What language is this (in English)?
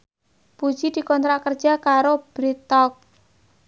Javanese